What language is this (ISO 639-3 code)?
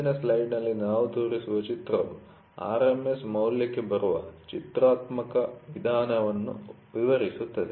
kan